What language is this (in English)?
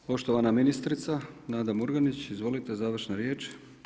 Croatian